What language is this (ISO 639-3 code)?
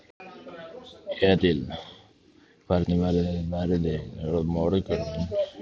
isl